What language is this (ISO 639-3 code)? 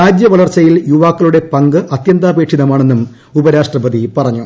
mal